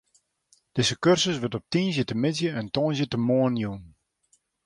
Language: Western Frisian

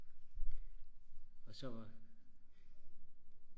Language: Danish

